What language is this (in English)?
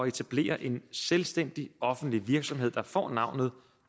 Danish